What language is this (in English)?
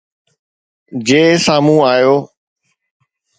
Sindhi